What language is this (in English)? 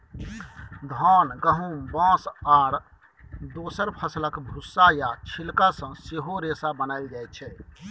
Maithili